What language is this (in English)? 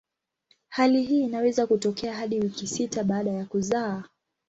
Swahili